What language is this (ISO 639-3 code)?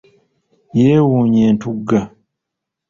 lug